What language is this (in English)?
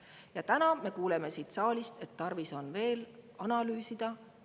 Estonian